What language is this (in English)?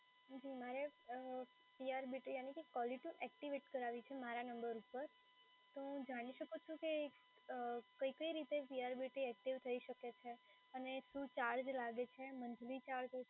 Gujarati